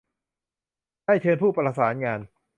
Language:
Thai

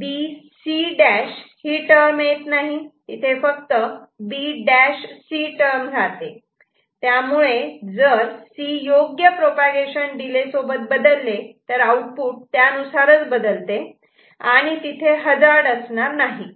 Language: Marathi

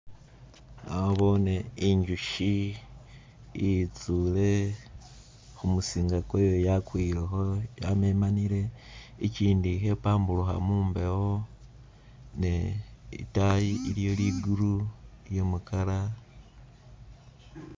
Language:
Masaaba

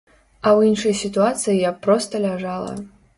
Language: Belarusian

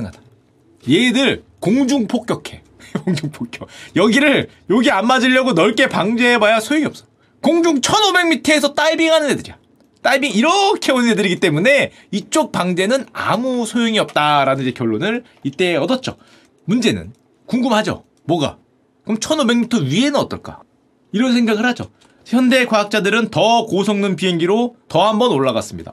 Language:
Korean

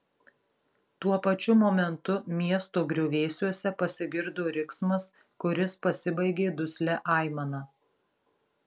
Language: Lithuanian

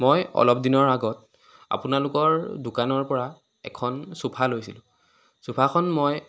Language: Assamese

